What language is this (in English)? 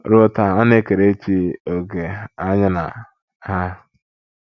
Igbo